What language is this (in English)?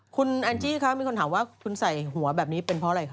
Thai